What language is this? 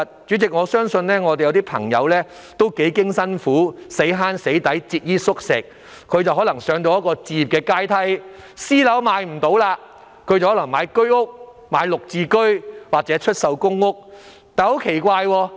Cantonese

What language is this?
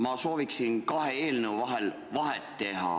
Estonian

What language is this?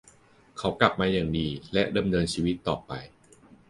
Thai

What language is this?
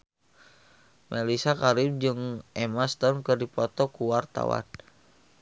Sundanese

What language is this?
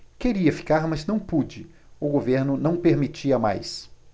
Portuguese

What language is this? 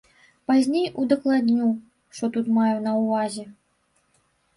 Belarusian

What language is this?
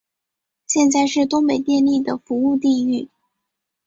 Chinese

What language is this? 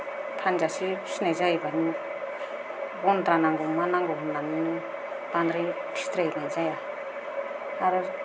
Bodo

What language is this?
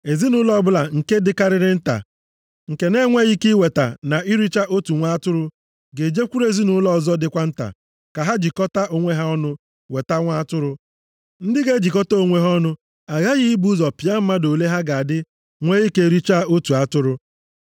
Igbo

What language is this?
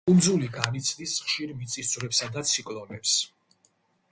Georgian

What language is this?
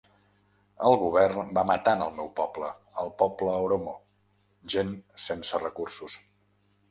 Catalan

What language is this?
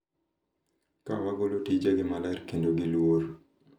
Luo (Kenya and Tanzania)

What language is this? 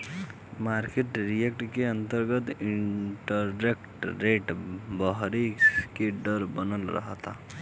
Bhojpuri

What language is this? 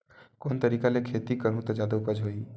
Chhattisgarhi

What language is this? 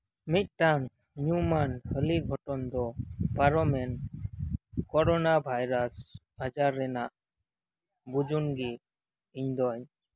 Santali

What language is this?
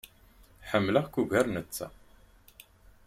Kabyle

